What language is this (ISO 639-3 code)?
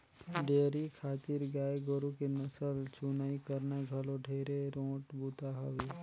hne